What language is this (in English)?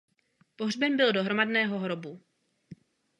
Czech